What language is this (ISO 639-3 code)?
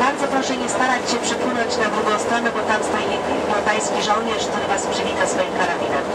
pol